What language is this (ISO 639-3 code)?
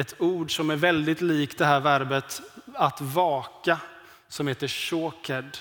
swe